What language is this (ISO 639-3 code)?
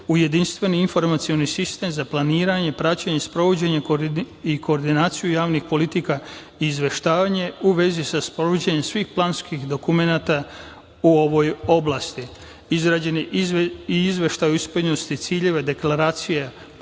srp